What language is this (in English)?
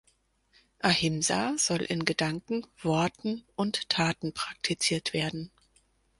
German